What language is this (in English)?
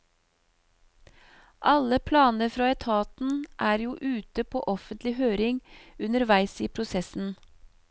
Norwegian